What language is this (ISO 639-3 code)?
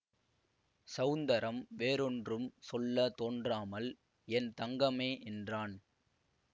tam